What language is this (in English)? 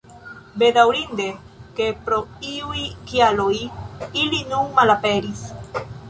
Esperanto